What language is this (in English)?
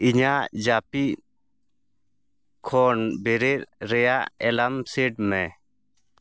Santali